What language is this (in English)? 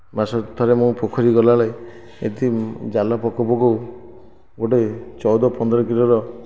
Odia